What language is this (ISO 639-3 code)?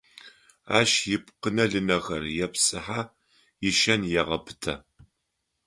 ady